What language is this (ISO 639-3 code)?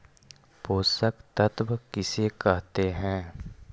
mag